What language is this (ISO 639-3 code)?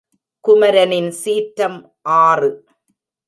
tam